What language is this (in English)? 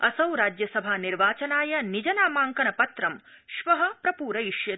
Sanskrit